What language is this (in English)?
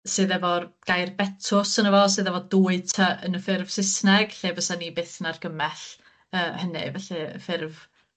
Welsh